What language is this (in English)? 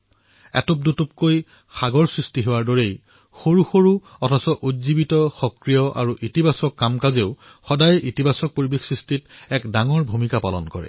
Assamese